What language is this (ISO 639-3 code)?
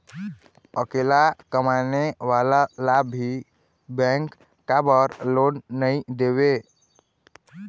hne